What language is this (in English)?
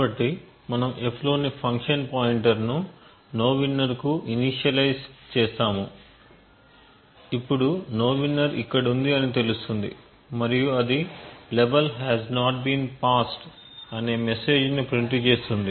Telugu